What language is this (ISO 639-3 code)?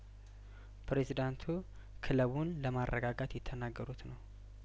amh